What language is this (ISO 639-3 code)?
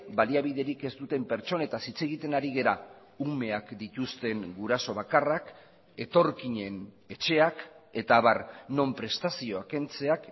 eus